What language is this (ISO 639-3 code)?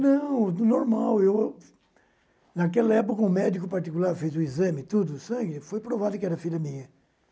por